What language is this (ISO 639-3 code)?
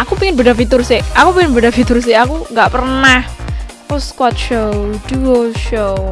ind